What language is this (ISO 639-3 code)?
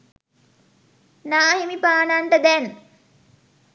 sin